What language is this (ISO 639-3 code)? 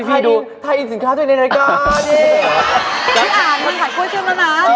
tha